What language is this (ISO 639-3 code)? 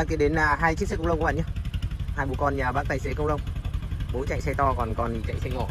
vie